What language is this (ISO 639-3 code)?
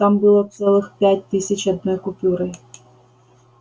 rus